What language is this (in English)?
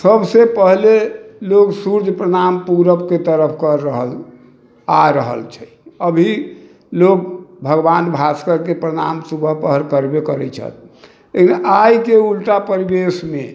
Maithili